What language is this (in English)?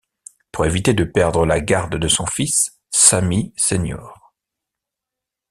French